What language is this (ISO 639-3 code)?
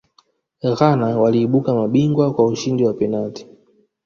swa